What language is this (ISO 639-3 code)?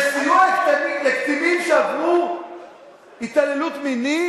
heb